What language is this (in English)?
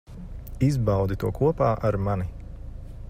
Latvian